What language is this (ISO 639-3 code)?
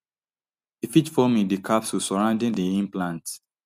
pcm